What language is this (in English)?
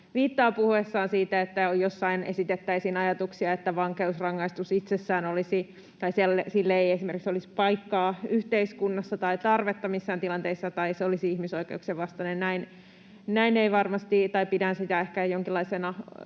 Finnish